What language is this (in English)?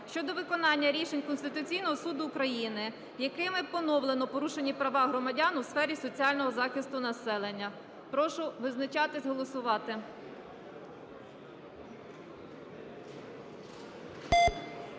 Ukrainian